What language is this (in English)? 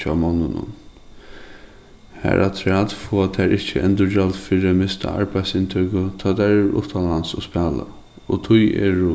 Faroese